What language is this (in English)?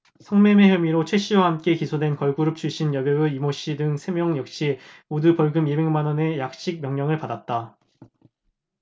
Korean